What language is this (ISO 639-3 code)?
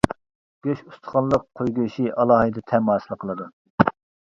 uig